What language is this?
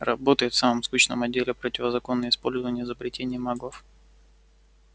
Russian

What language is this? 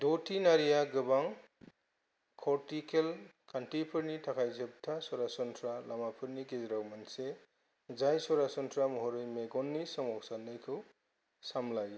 Bodo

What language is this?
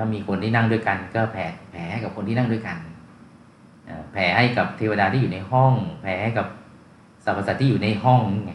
Thai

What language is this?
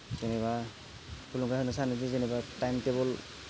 Bodo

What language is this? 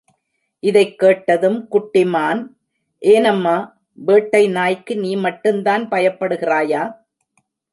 Tamil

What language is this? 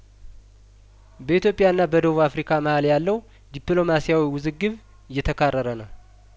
Amharic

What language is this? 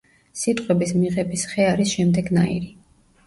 Georgian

